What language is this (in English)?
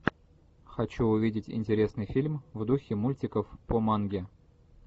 Russian